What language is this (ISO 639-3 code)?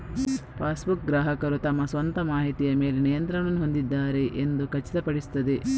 kan